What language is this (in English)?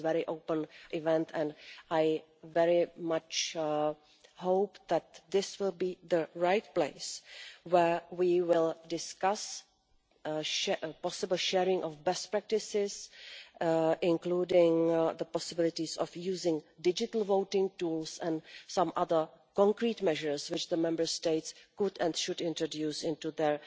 English